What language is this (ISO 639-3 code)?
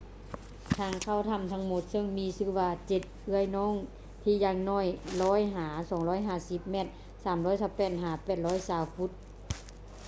lao